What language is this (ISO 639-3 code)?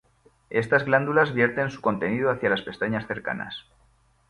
spa